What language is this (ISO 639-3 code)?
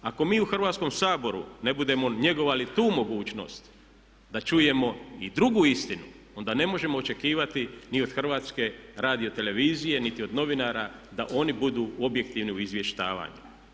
hrv